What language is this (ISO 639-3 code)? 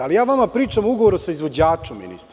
srp